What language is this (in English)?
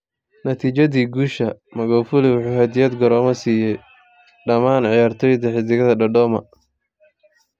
Somali